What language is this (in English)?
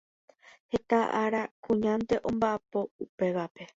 Guarani